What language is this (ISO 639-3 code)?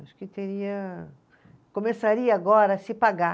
por